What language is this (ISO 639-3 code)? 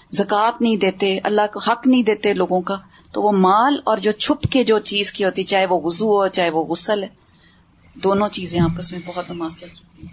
urd